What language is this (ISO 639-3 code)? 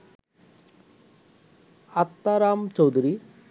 ben